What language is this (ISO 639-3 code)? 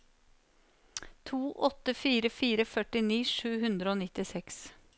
nor